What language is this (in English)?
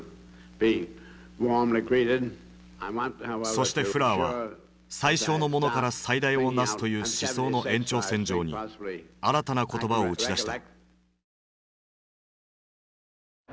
Japanese